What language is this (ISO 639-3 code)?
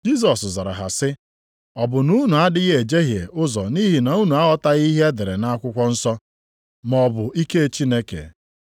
ibo